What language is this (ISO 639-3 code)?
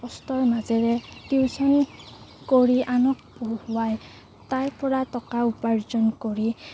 asm